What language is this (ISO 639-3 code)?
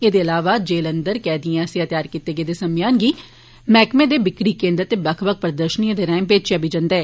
doi